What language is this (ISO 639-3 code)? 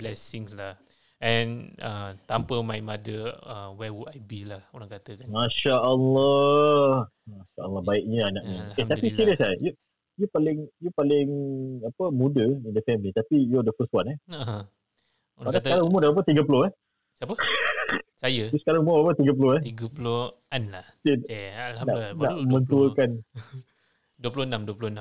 msa